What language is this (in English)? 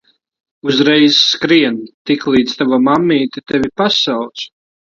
Latvian